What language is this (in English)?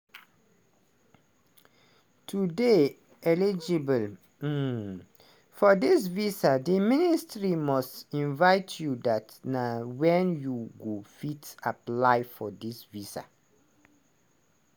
Nigerian Pidgin